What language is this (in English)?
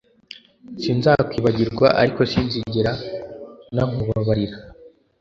Kinyarwanda